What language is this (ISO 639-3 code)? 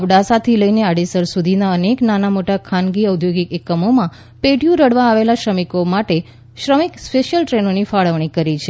guj